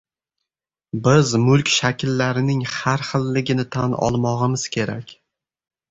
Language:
Uzbek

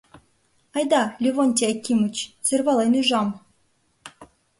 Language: Mari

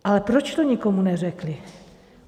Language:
Czech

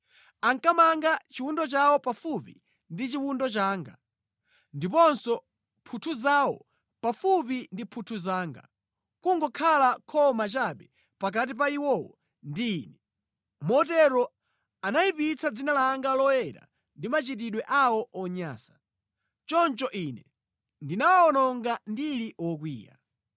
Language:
Nyanja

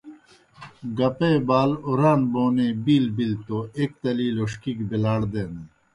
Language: Kohistani Shina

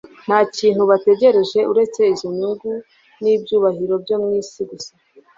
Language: Kinyarwanda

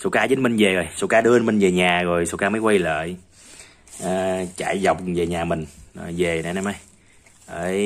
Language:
Vietnamese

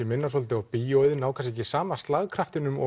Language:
Icelandic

